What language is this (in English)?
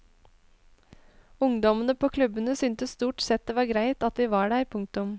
Norwegian